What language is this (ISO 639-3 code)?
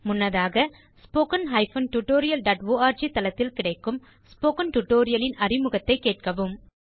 tam